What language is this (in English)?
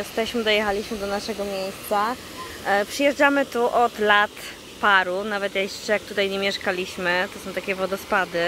Polish